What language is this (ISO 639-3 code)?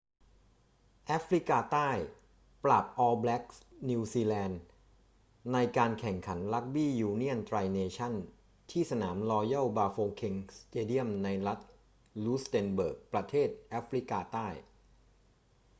tha